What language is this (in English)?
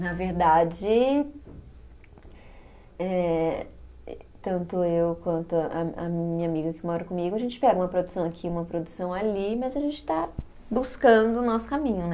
Portuguese